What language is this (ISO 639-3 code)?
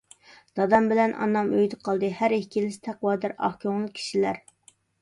uig